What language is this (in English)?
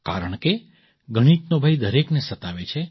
Gujarati